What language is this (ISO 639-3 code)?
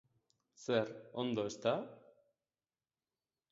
eus